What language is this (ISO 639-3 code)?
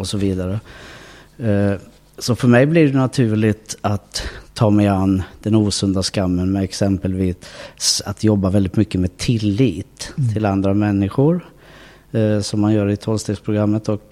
swe